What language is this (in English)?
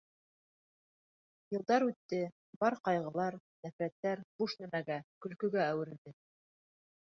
Bashkir